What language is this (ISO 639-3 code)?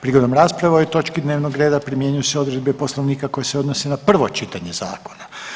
hrv